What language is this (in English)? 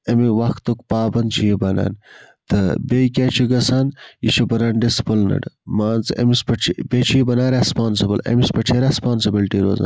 Kashmiri